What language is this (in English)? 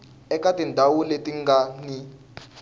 Tsonga